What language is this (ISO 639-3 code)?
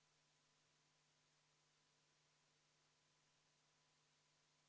est